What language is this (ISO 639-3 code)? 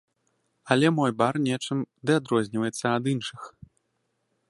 bel